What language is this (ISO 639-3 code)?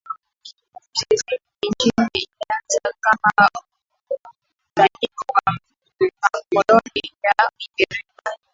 swa